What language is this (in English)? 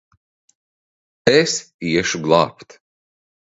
Latvian